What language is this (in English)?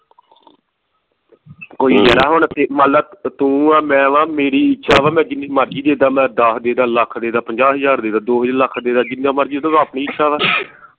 Punjabi